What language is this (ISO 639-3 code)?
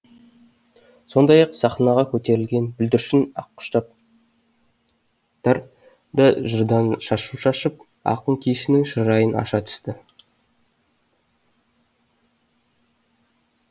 kaz